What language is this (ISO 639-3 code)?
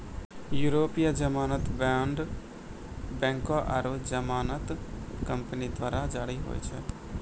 mai